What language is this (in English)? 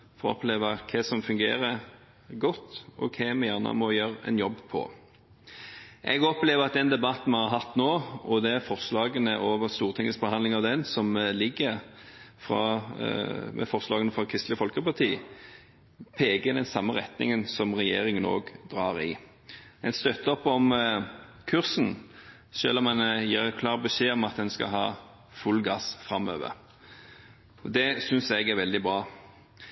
Norwegian Bokmål